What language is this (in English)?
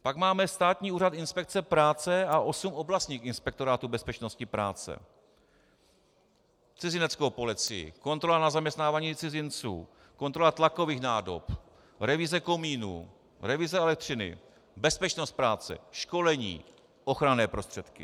Czech